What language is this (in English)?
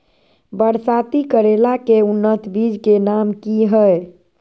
Magahi